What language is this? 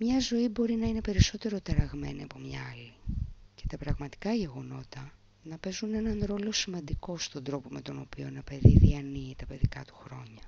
Greek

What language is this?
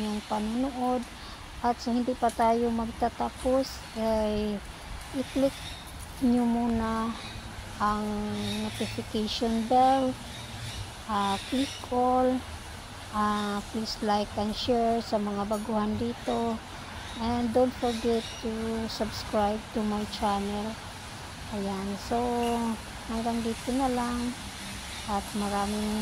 Filipino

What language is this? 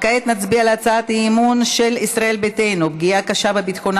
Hebrew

